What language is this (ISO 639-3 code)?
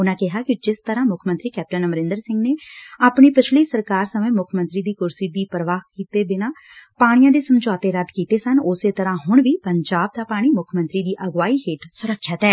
pan